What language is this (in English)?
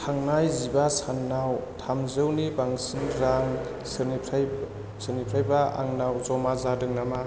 Bodo